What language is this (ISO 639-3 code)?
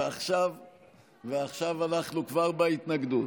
heb